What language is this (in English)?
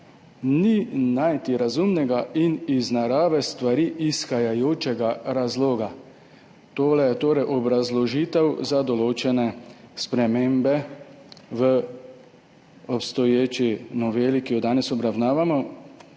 Slovenian